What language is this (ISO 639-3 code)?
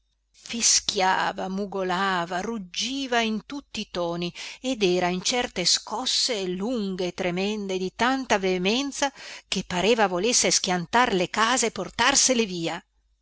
ita